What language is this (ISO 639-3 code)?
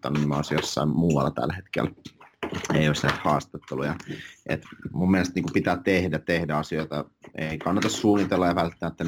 fin